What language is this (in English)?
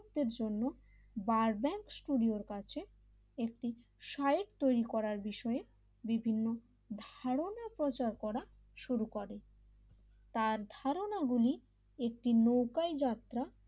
Bangla